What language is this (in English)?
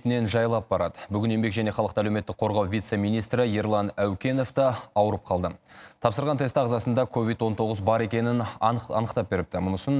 Russian